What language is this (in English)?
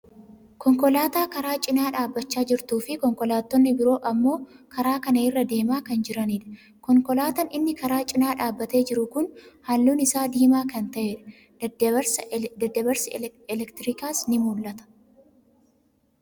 Oromo